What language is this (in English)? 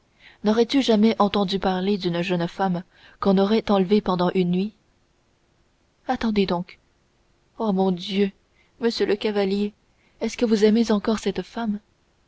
French